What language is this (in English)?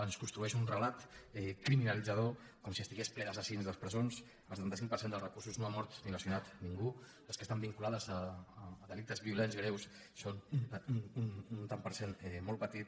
Catalan